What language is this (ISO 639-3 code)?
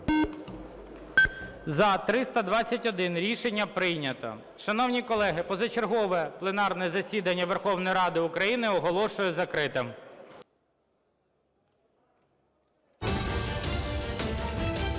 ukr